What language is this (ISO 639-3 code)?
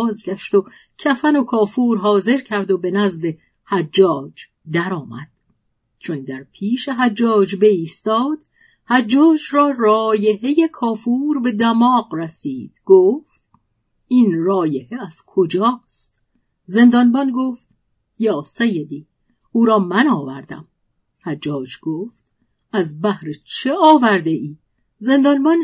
fas